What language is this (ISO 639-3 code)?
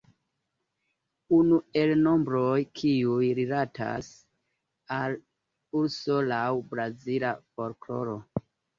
epo